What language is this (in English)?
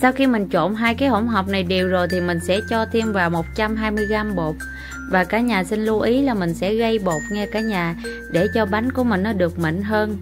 Vietnamese